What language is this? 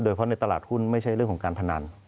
Thai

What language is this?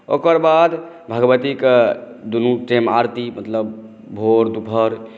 Maithili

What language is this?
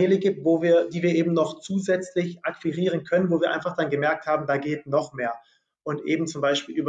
German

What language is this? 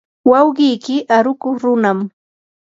Yanahuanca Pasco Quechua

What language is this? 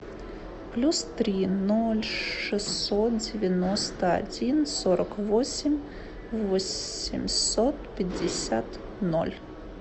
Russian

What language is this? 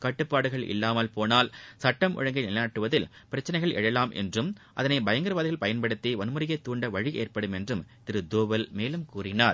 Tamil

